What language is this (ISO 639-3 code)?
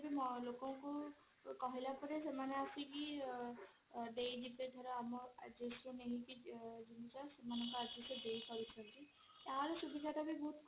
ori